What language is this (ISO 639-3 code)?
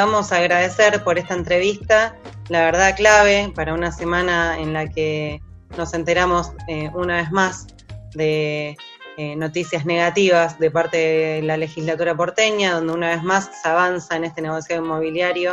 spa